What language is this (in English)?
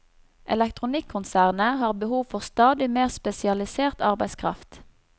Norwegian